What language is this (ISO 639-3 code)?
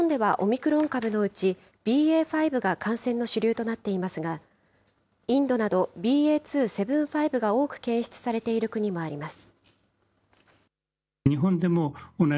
jpn